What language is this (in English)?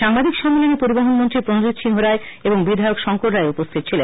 Bangla